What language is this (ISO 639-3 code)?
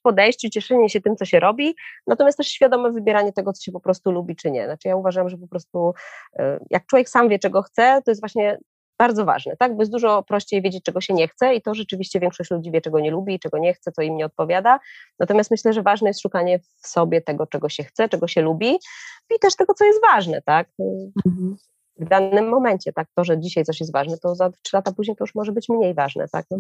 pol